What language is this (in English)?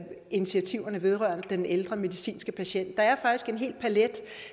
Danish